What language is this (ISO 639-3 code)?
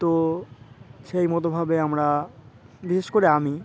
ben